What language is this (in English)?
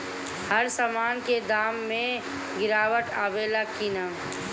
Bhojpuri